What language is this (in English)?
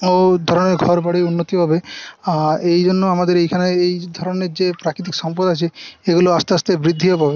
Bangla